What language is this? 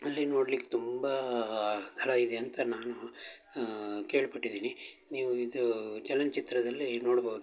Kannada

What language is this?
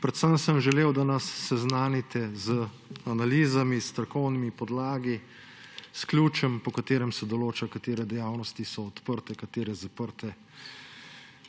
Slovenian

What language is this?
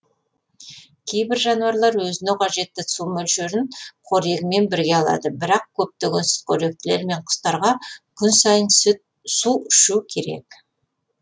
Kazakh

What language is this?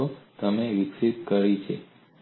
Gujarati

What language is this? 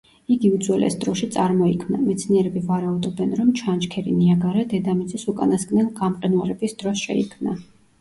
Georgian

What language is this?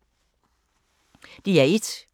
Danish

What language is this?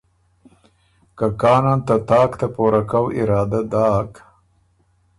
Ormuri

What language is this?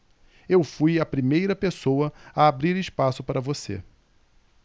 Portuguese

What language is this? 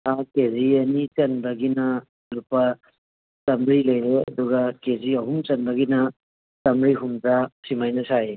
Manipuri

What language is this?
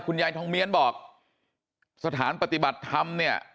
Thai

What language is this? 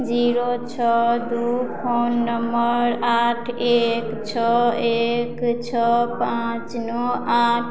Maithili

